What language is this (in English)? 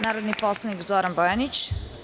Serbian